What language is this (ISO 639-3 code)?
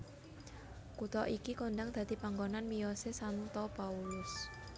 jav